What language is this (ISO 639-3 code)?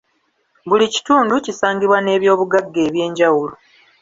lug